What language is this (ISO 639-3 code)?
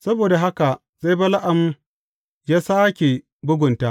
hau